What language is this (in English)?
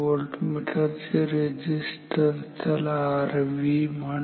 Marathi